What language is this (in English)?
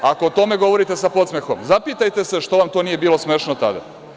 Serbian